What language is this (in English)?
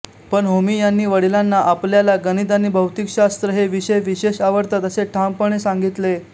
Marathi